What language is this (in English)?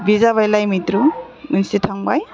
Bodo